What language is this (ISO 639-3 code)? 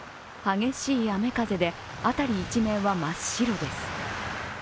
jpn